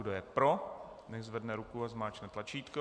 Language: Czech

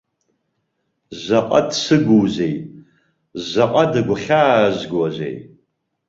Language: Abkhazian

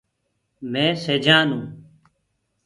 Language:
Gurgula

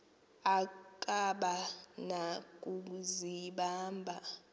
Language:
Xhosa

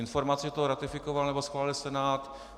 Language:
Czech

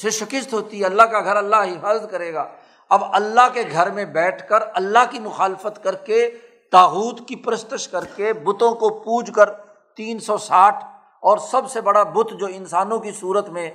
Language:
Urdu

